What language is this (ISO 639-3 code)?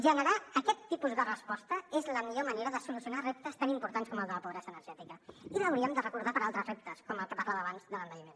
cat